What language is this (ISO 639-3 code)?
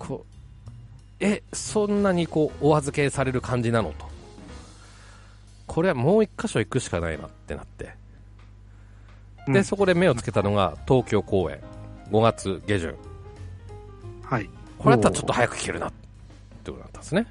jpn